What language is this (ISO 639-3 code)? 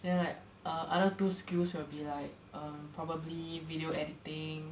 eng